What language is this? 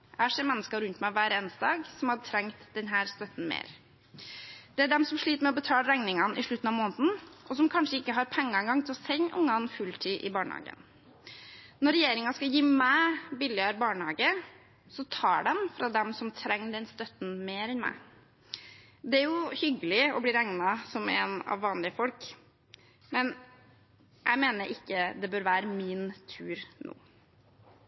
Norwegian Bokmål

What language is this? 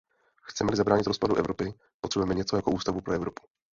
Czech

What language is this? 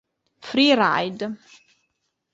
Italian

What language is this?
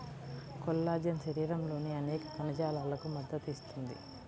Telugu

